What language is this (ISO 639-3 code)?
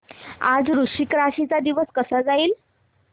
mar